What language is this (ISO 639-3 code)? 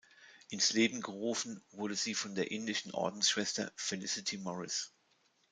deu